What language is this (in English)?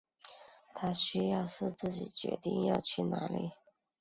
Chinese